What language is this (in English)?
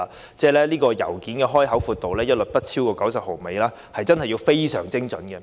Cantonese